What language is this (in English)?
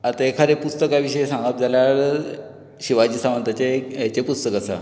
Konkani